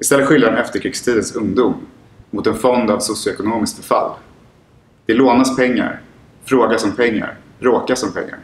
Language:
Swedish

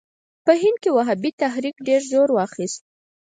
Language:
Pashto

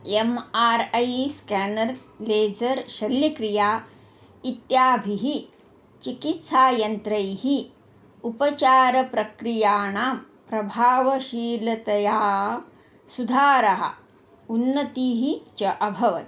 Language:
Sanskrit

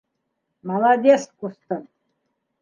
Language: Bashkir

